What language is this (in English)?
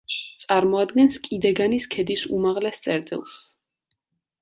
Georgian